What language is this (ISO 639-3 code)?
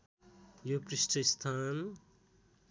nep